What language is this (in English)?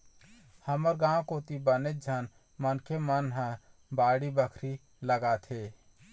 Chhattisgarhi